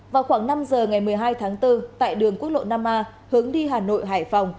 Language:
Vietnamese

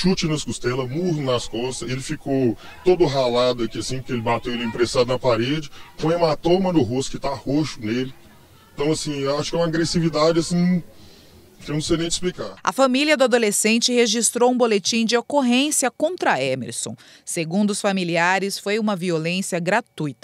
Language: Portuguese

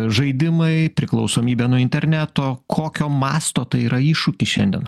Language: Lithuanian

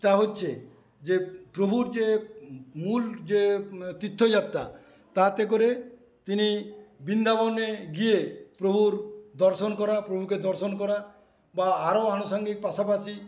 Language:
Bangla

